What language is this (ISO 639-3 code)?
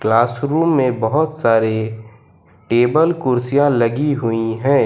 hin